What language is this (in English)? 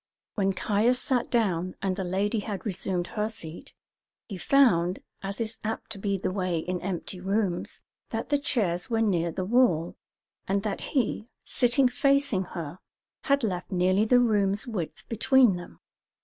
English